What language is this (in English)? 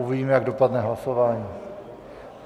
Czech